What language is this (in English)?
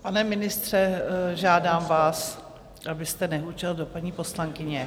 Czech